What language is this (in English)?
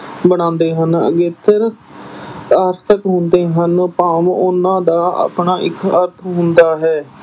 Punjabi